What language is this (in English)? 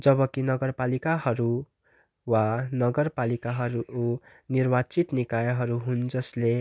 Nepali